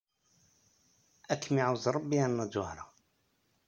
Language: Kabyle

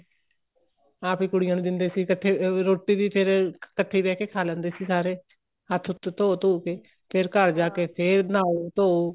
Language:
Punjabi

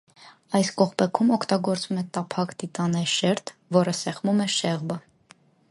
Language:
Armenian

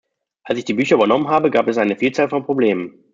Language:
German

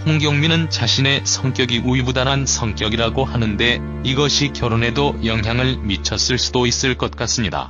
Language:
Korean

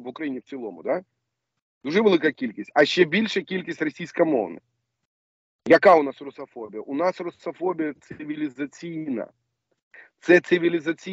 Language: Ukrainian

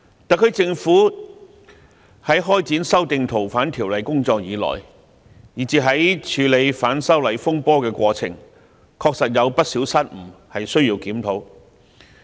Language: Cantonese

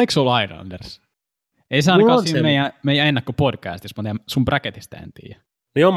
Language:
Finnish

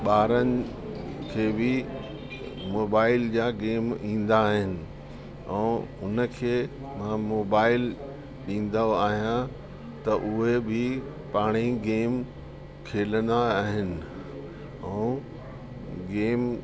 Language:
Sindhi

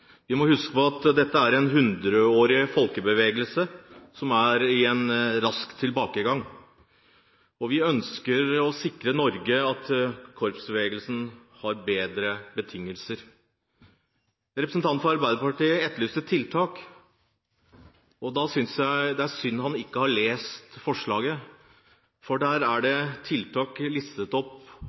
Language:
Norwegian Bokmål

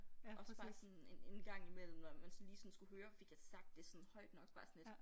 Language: Danish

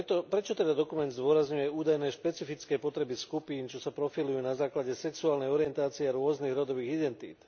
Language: Slovak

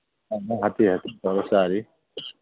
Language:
Manipuri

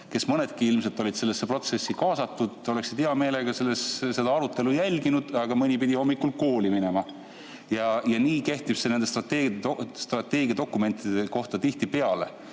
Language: Estonian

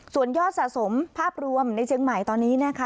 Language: Thai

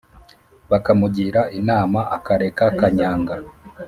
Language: Kinyarwanda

